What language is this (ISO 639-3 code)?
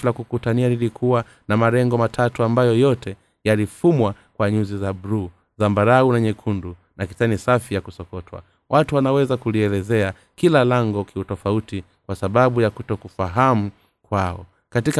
swa